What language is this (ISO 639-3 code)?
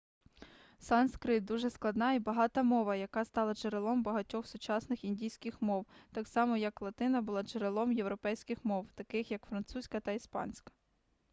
ukr